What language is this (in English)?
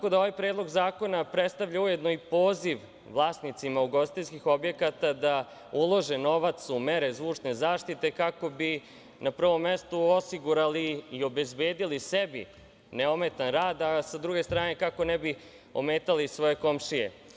Serbian